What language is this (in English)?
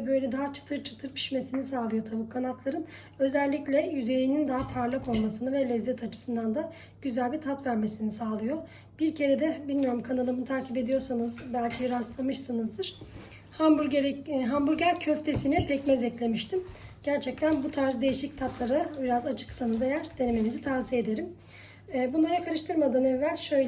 Turkish